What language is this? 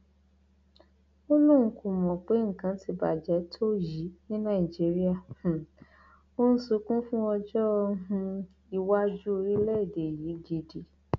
Yoruba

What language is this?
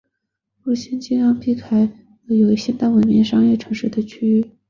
Chinese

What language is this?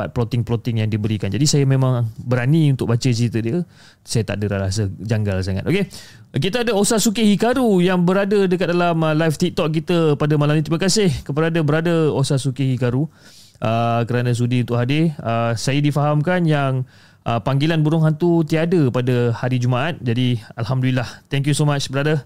Malay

